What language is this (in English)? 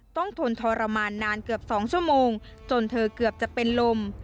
Thai